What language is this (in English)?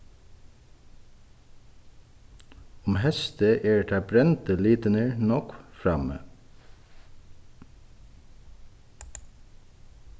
Faroese